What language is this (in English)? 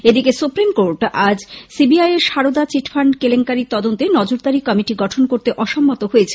Bangla